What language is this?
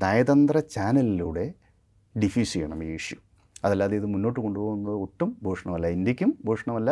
Malayalam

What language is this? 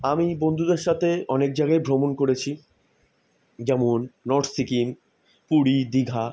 Bangla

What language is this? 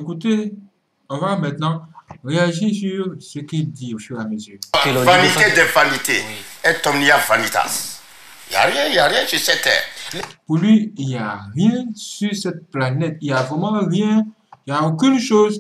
French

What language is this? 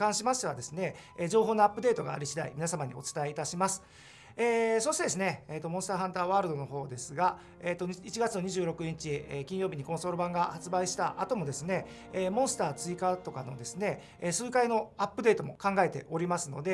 Japanese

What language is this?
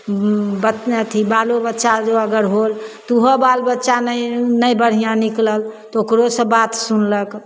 Maithili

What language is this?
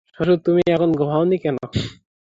Bangla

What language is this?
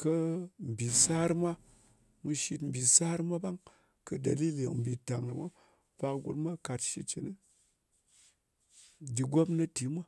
Ngas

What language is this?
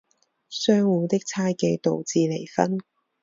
Chinese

